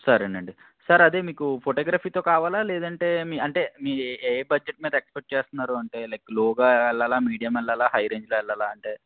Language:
Telugu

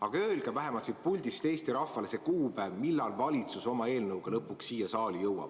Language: Estonian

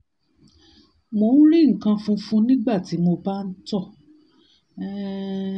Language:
Yoruba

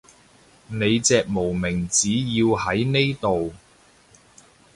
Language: Cantonese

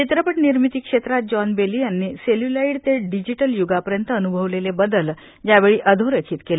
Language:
Marathi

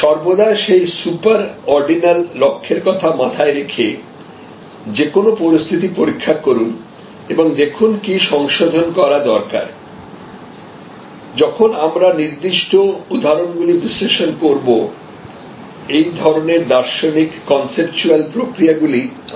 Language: Bangla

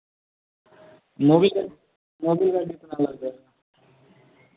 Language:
Hindi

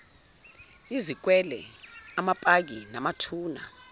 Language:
Zulu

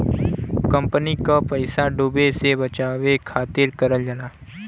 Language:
Bhojpuri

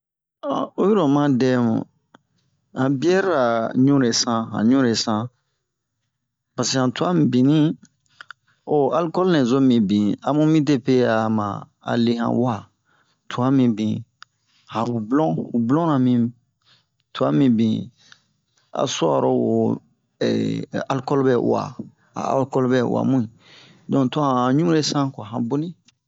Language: Bomu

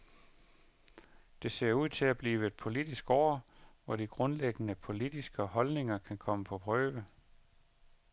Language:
Danish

